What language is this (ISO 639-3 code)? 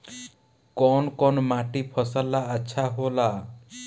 bho